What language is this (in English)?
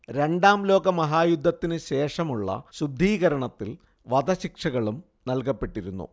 Malayalam